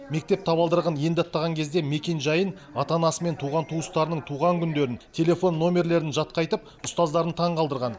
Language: Kazakh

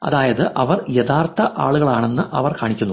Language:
Malayalam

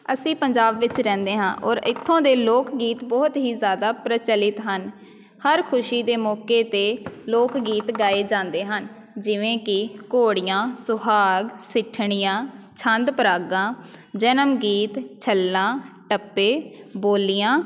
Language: Punjabi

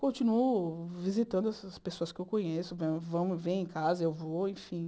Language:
Portuguese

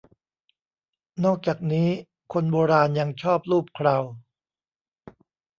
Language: Thai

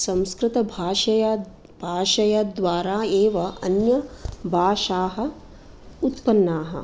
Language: Sanskrit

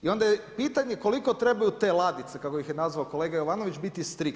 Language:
Croatian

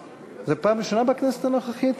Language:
Hebrew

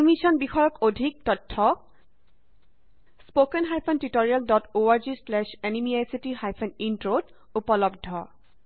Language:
Assamese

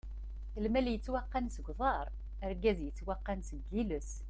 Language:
Kabyle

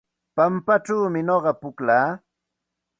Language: Santa Ana de Tusi Pasco Quechua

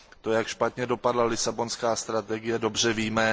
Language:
Czech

